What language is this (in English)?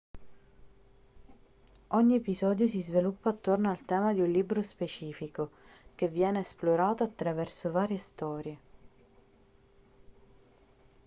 Italian